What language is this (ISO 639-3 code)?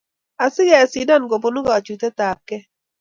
kln